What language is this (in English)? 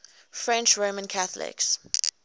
English